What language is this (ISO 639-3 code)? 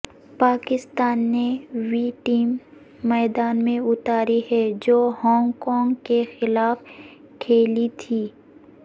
urd